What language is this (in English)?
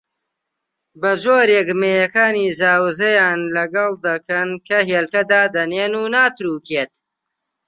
Central Kurdish